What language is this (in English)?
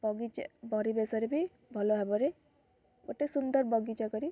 Odia